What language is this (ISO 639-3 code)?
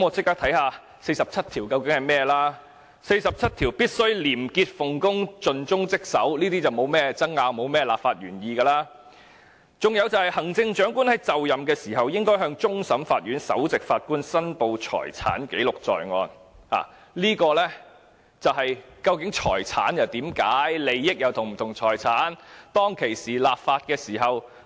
yue